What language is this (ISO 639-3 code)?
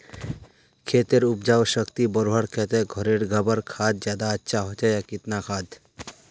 mag